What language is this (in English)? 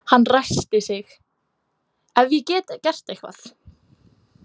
Icelandic